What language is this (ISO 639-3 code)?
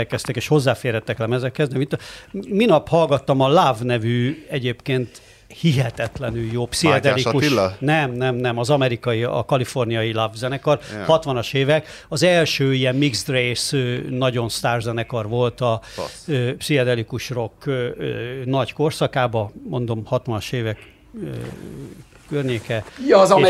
hun